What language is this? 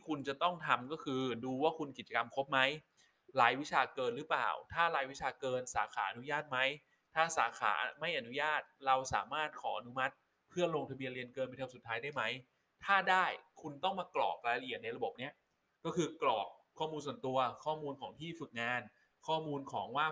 Thai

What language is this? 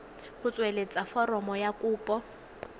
Tswana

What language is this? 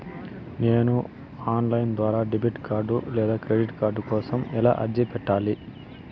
Telugu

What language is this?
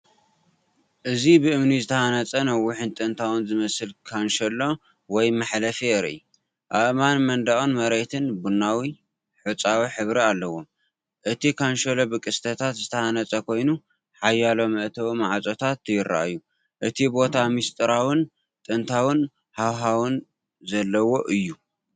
Tigrinya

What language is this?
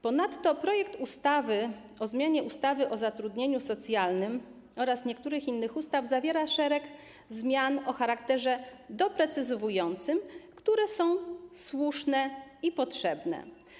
Polish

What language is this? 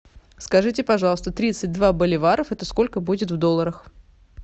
Russian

